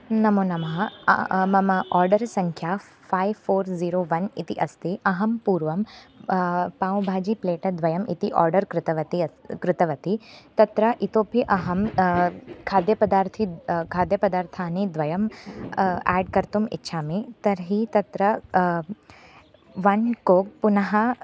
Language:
Sanskrit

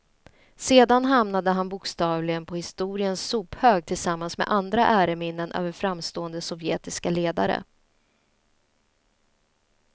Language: Swedish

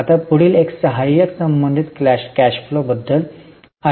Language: Marathi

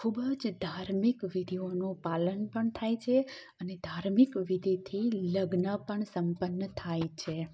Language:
Gujarati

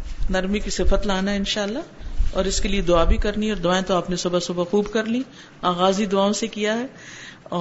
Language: Urdu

